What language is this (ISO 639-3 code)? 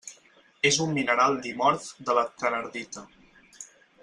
cat